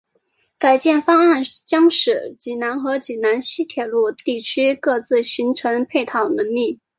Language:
Chinese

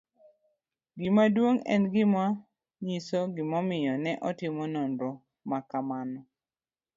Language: Luo (Kenya and Tanzania)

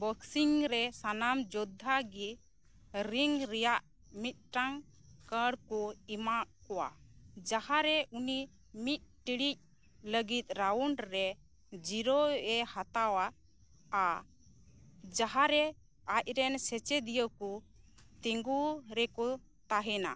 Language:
Santali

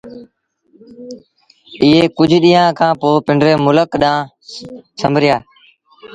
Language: Sindhi Bhil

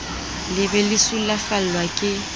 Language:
Southern Sotho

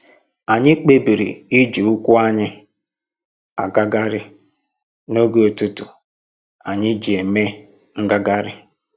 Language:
Igbo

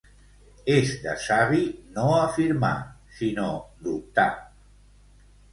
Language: Catalan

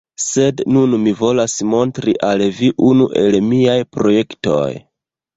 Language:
Esperanto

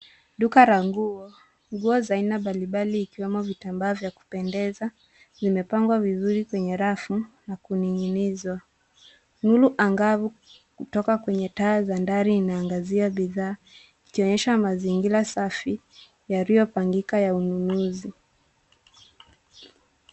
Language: Swahili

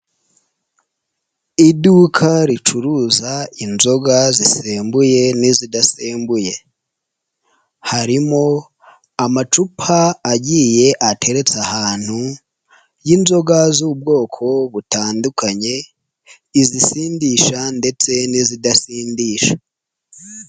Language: Kinyarwanda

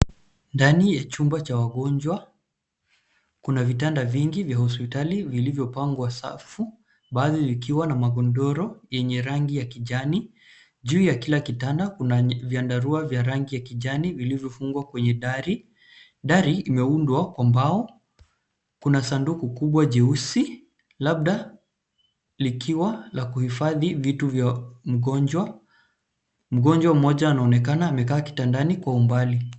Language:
Swahili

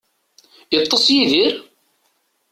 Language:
Kabyle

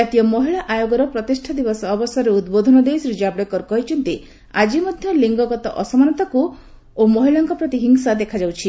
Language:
Odia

